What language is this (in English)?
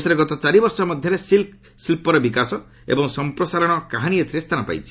Odia